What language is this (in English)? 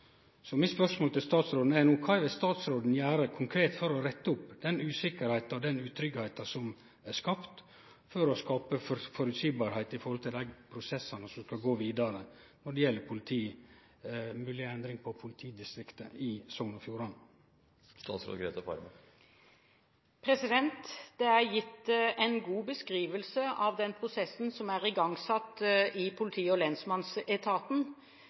Norwegian